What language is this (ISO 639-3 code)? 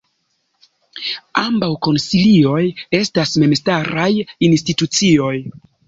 epo